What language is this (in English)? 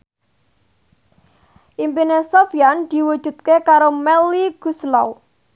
Javanese